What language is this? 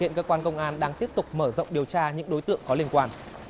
Vietnamese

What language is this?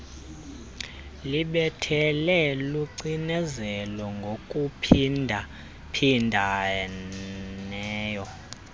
Xhosa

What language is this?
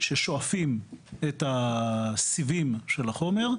Hebrew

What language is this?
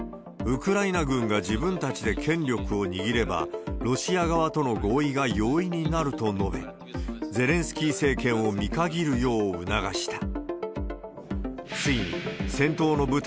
Japanese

